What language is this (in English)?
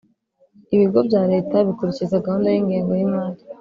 Kinyarwanda